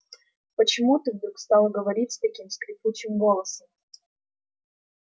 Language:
Russian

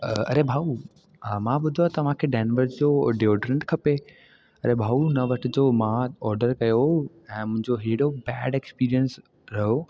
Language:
Sindhi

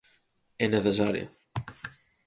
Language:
Galician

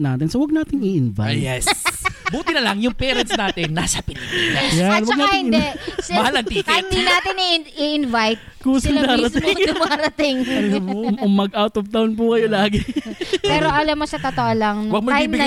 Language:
Filipino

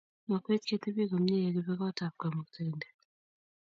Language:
Kalenjin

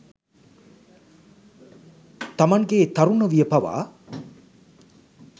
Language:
Sinhala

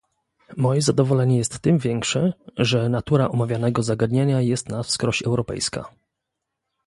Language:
Polish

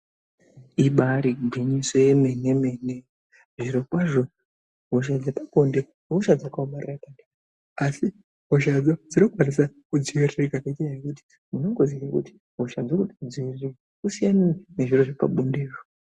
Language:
Ndau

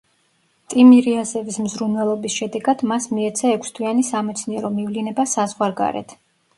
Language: Georgian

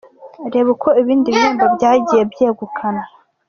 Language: Kinyarwanda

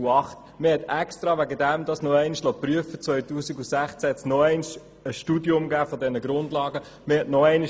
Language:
Swiss German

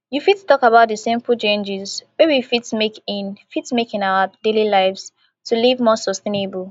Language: Nigerian Pidgin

